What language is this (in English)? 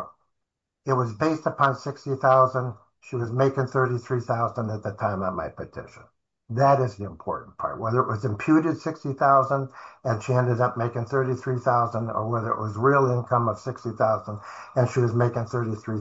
English